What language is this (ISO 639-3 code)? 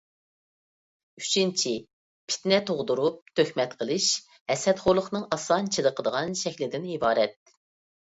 uig